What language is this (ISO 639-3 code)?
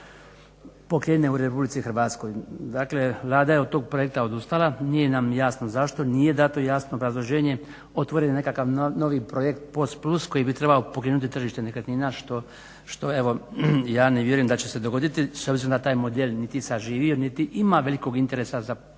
hrv